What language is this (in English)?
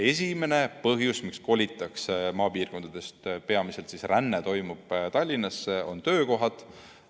Estonian